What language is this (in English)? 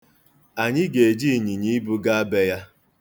Igbo